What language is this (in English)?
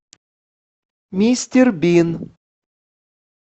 Russian